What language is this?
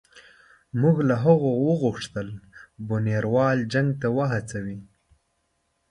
Pashto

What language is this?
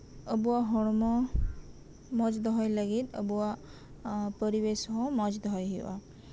Santali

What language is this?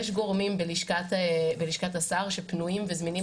Hebrew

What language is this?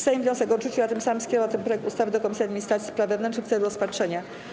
Polish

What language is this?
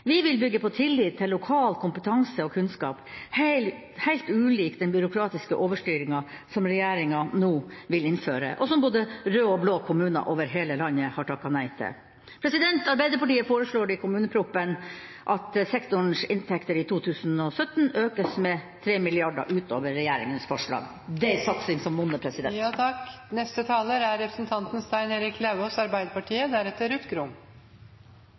Norwegian Bokmål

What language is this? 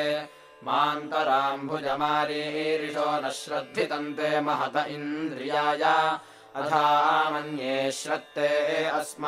Kannada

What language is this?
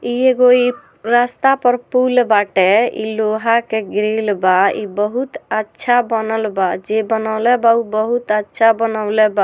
Bhojpuri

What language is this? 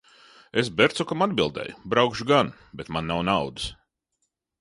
Latvian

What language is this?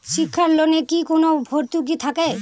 Bangla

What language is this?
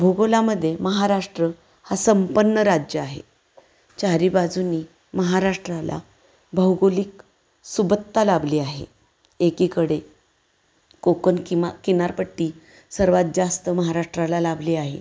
Marathi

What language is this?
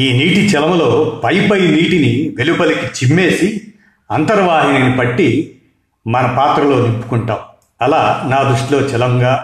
Telugu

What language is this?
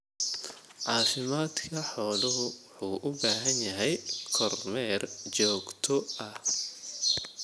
Somali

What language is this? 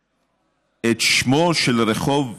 Hebrew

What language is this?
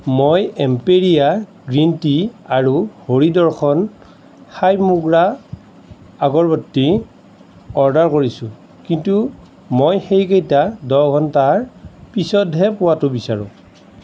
Assamese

